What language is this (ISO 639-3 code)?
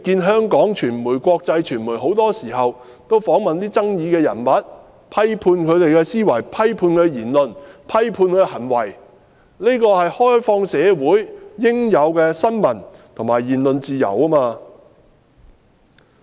yue